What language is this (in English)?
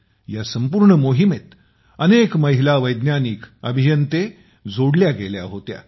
Marathi